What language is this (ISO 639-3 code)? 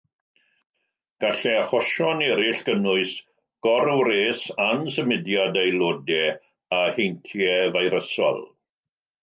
cym